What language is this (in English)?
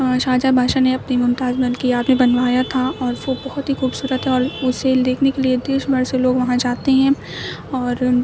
Urdu